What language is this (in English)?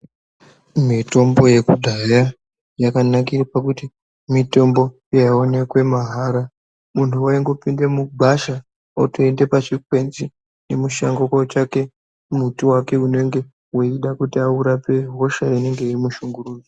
Ndau